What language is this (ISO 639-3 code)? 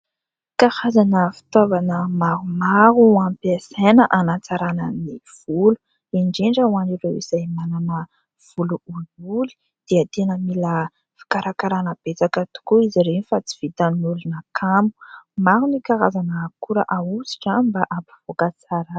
mlg